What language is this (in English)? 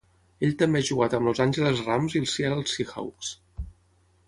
Catalan